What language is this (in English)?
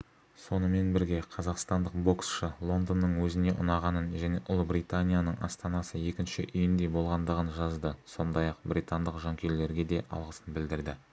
Kazakh